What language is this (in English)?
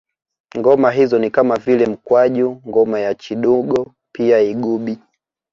Swahili